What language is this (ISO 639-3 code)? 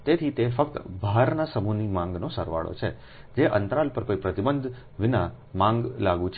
guj